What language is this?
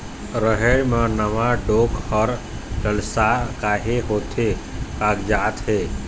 Chhattisgarhi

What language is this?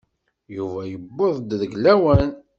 Kabyle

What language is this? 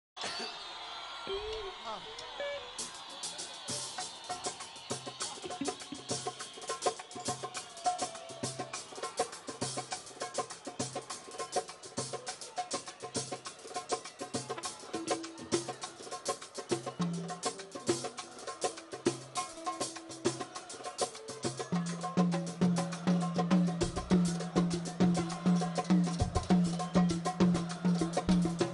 Arabic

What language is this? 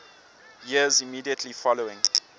English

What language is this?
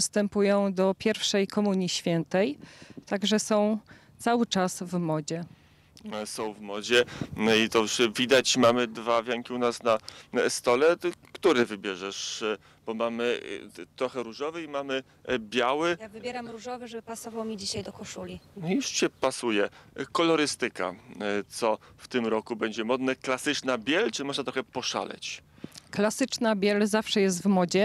Polish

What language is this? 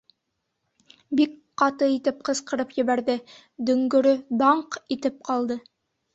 Bashkir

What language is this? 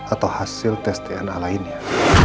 Indonesian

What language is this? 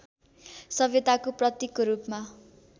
Nepali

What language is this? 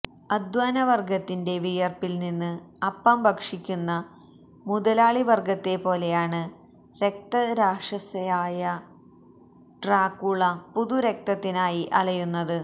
Malayalam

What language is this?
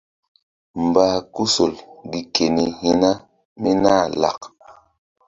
Mbum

